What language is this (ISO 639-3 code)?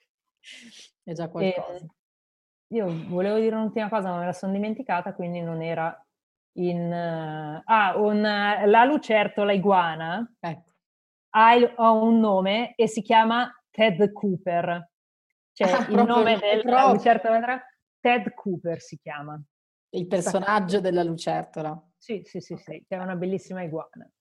ita